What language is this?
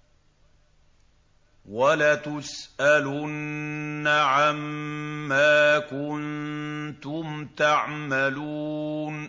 Arabic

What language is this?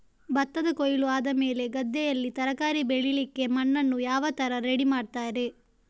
Kannada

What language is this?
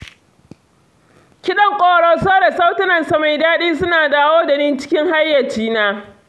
Hausa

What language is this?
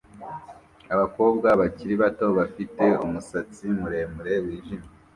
Kinyarwanda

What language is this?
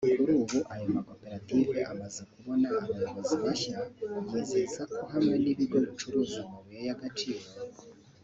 Kinyarwanda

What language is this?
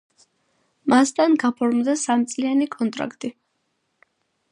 Georgian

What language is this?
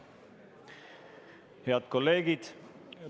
Estonian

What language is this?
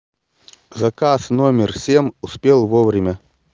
Russian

